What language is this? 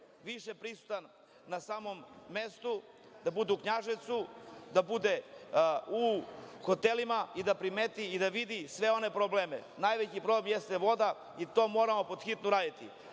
Serbian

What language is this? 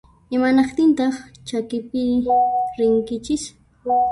Puno Quechua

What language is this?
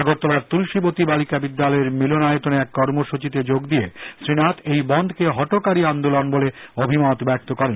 Bangla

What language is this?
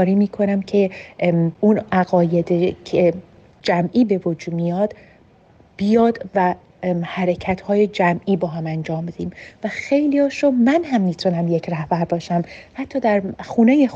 Persian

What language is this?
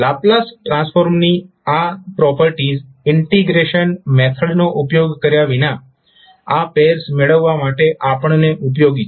Gujarati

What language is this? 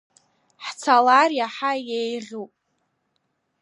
Abkhazian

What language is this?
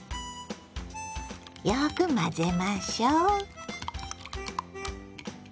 Japanese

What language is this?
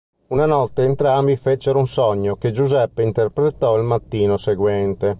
Italian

